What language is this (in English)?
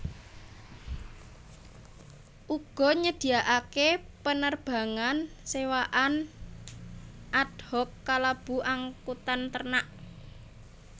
Javanese